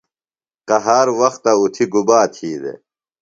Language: Phalura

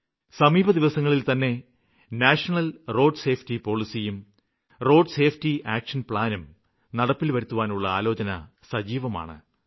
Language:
Malayalam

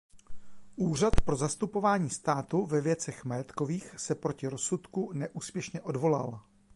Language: Czech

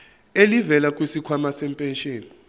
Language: Zulu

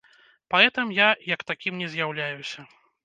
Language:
Belarusian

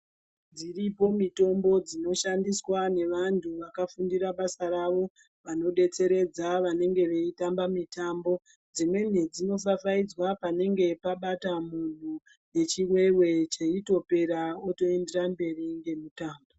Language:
Ndau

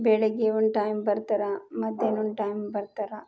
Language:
Kannada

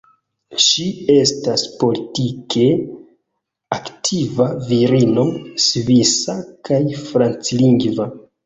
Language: Esperanto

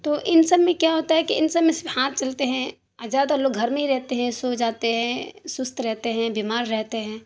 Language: Urdu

